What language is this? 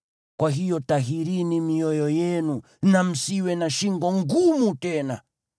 Swahili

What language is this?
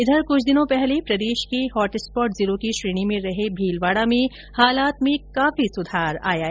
Hindi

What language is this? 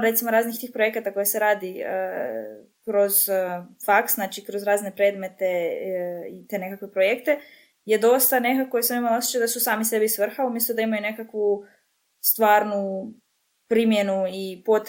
Croatian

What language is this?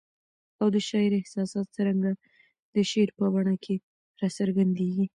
Pashto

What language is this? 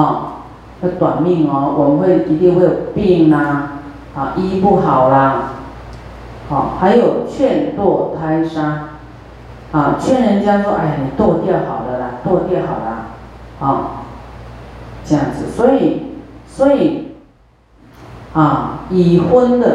Chinese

